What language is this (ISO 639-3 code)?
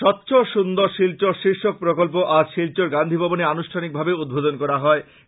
ben